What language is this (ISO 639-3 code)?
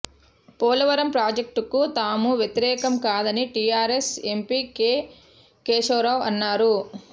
tel